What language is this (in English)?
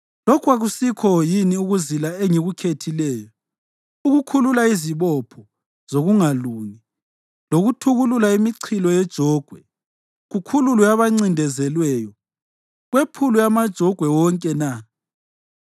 North Ndebele